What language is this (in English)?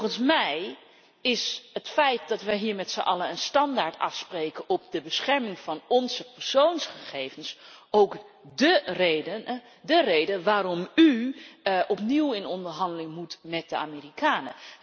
Dutch